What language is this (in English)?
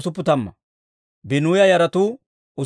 Dawro